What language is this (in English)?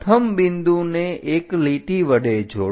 Gujarati